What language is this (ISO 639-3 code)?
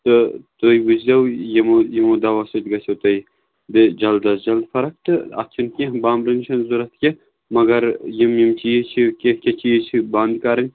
kas